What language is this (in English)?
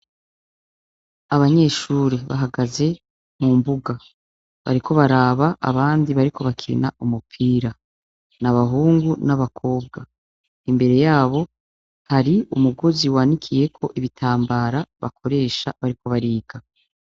Rundi